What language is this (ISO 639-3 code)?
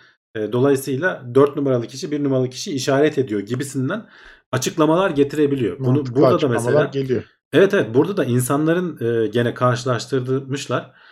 tur